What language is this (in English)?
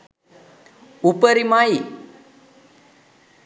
Sinhala